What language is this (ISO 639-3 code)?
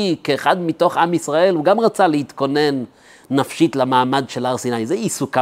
heb